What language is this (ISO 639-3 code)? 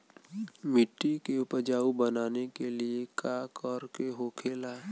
bho